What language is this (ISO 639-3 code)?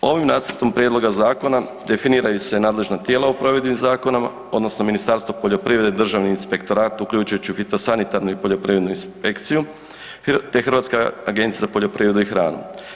hrv